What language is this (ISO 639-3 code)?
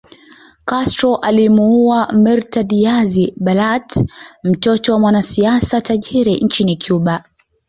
swa